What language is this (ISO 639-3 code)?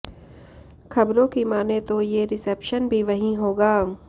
hin